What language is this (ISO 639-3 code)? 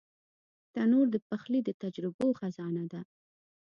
pus